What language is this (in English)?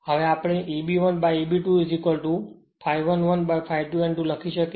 Gujarati